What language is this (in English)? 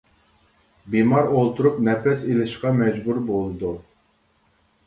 Uyghur